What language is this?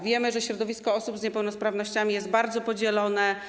Polish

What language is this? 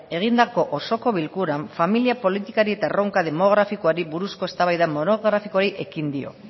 Basque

